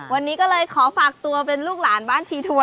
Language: Thai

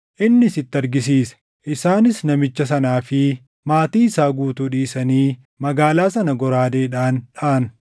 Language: Oromo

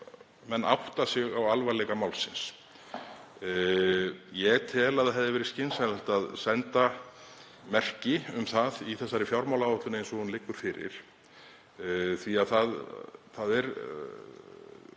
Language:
Icelandic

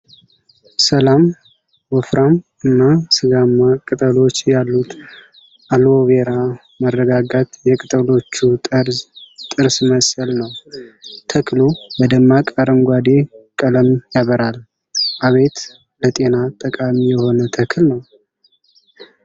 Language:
Amharic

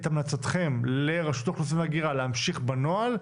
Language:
Hebrew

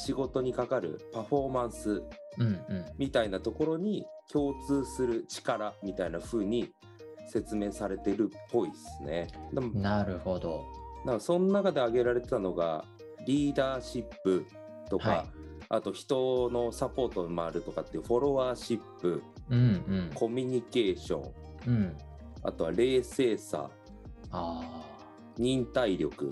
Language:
Japanese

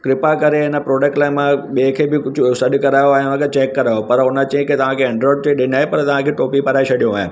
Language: Sindhi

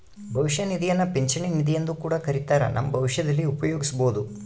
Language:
Kannada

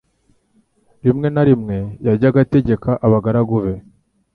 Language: Kinyarwanda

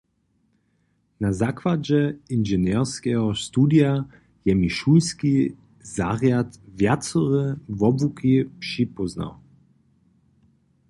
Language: Upper Sorbian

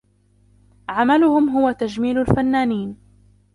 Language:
Arabic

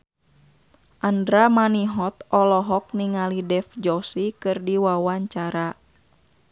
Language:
Sundanese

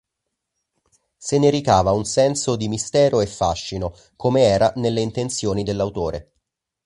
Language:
Italian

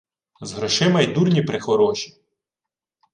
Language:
Ukrainian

